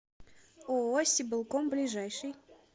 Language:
Russian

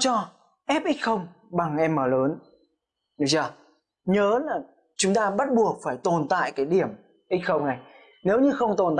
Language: Vietnamese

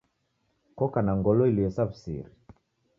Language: Taita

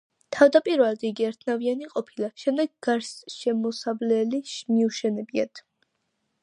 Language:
Georgian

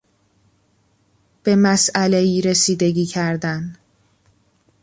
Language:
Persian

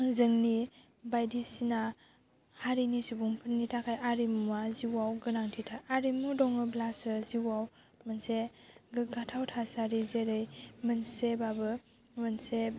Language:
Bodo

